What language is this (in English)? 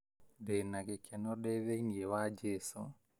Kikuyu